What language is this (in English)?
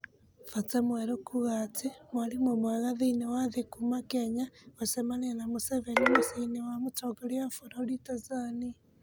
Kikuyu